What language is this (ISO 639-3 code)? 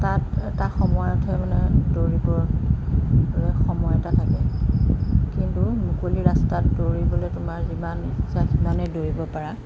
asm